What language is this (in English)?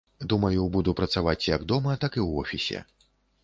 Belarusian